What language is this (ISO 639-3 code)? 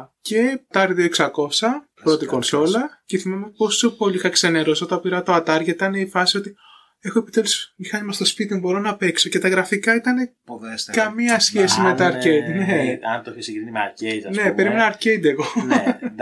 ell